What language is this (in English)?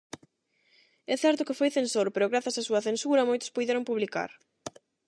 Galician